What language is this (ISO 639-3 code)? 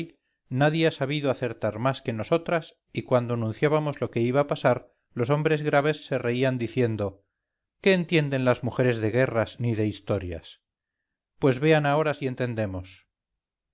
spa